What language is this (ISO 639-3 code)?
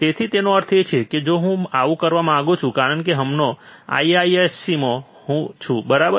guj